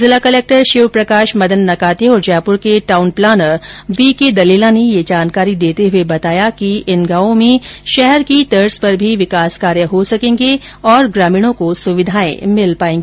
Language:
Hindi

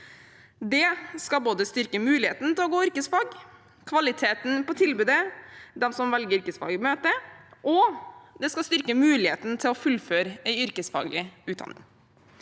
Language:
Norwegian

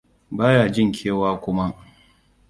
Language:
Hausa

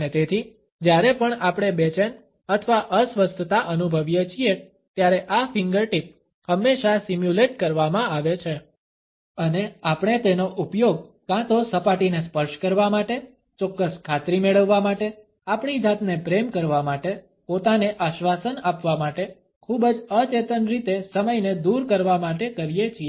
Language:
Gujarati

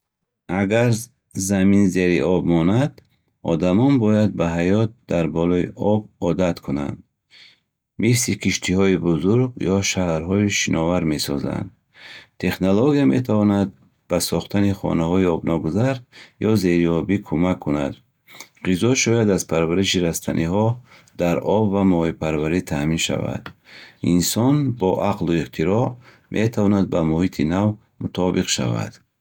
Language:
Bukharic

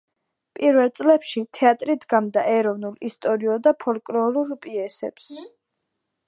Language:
Georgian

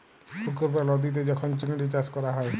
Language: Bangla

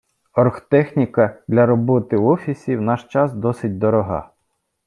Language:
Ukrainian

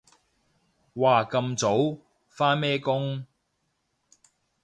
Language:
Cantonese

